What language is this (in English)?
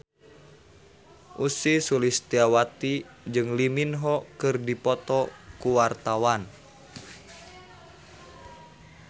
Sundanese